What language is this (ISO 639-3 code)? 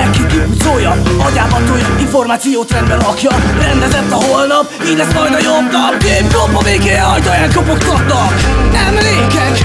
hun